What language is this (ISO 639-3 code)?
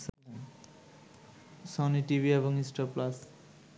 ben